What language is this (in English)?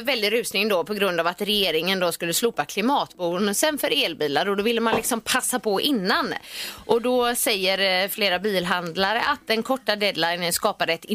Swedish